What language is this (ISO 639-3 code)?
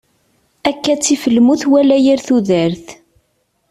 kab